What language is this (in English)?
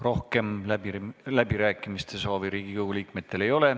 Estonian